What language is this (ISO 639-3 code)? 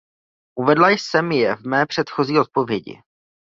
ces